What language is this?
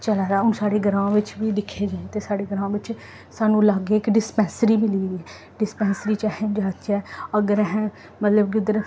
Dogri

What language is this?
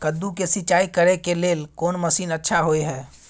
Maithili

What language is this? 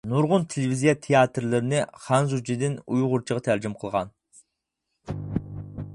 Uyghur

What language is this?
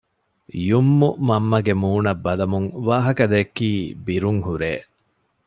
Divehi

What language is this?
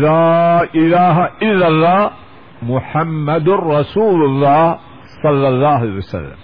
Urdu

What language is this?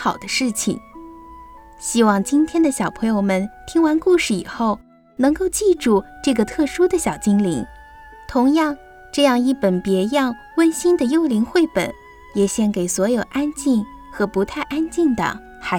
Chinese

